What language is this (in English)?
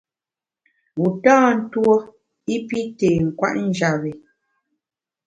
Bamun